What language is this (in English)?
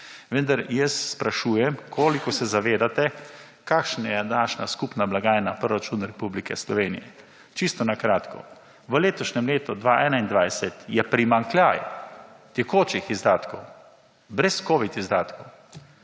Slovenian